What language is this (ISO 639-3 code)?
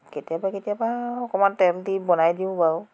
asm